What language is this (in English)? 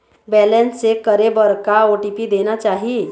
Chhattisgarhi